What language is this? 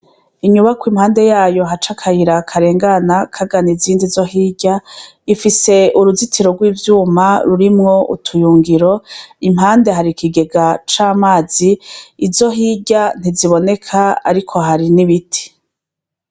Rundi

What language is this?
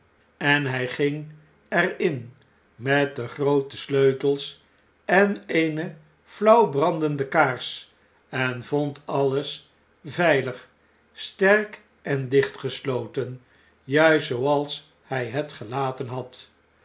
Dutch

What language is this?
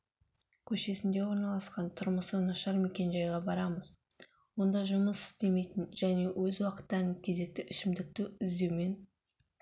Kazakh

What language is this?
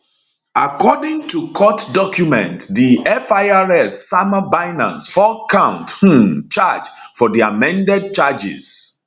Nigerian Pidgin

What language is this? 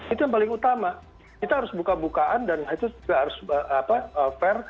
Indonesian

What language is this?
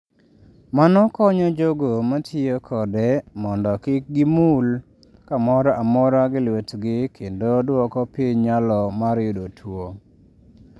Luo (Kenya and Tanzania)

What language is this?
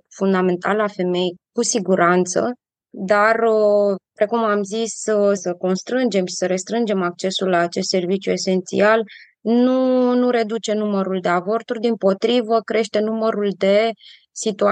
Romanian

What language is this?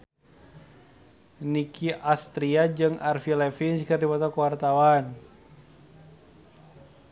Sundanese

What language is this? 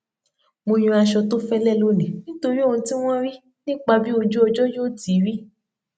Yoruba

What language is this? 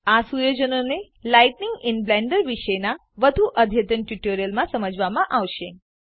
Gujarati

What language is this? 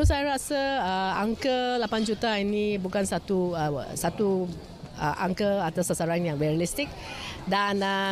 Malay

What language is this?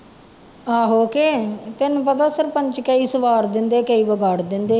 Punjabi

